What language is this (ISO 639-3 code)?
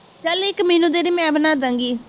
pan